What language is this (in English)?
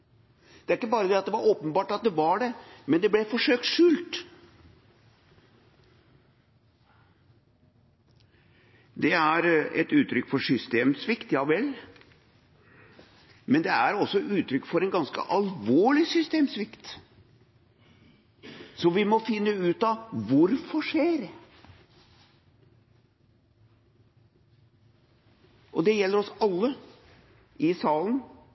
Norwegian Bokmål